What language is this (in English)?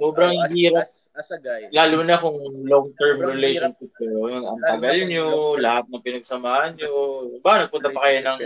Filipino